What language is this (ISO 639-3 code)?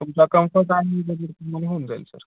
mar